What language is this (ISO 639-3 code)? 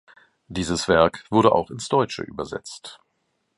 deu